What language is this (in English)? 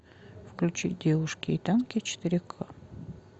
Russian